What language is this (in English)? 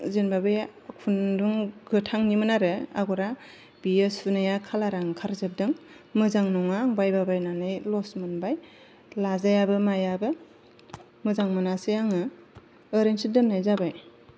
Bodo